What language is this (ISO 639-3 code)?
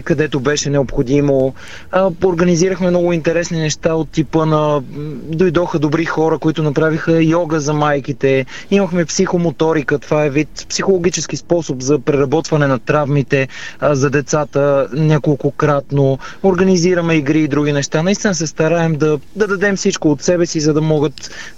bul